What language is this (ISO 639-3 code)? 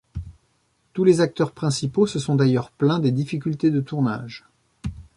fra